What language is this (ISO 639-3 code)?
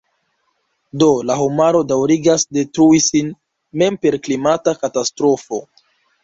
epo